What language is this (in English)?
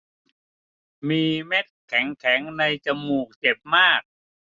Thai